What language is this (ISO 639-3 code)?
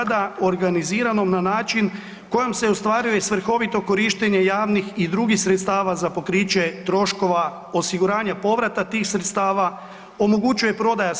hrv